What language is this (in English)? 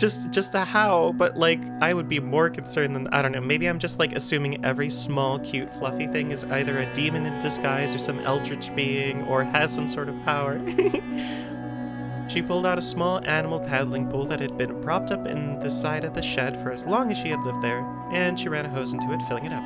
English